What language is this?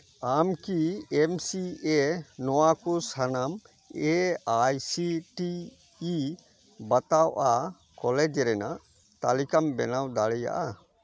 Santali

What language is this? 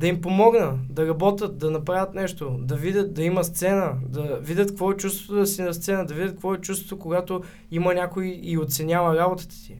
Bulgarian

